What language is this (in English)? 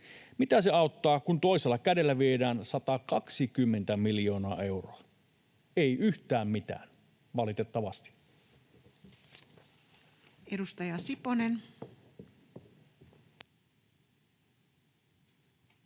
Finnish